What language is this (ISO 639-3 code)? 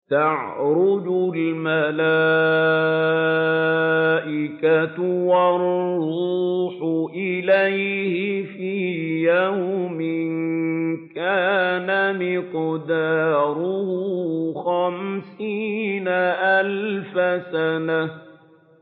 ara